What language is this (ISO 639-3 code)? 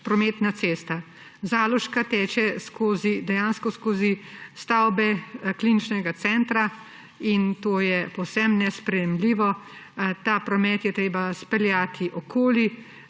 slv